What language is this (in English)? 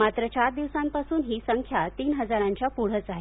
Marathi